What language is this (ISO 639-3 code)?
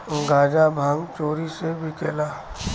bho